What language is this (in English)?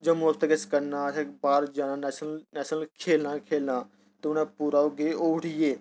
Dogri